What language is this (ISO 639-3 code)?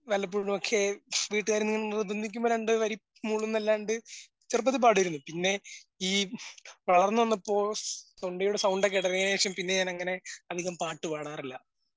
mal